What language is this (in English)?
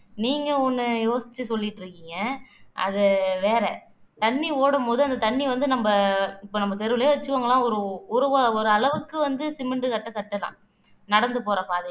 Tamil